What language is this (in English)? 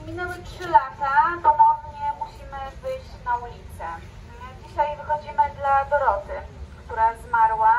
Polish